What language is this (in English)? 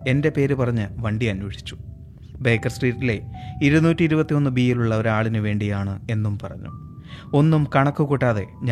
Malayalam